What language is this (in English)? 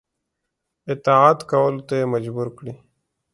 Pashto